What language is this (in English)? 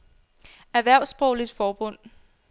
Danish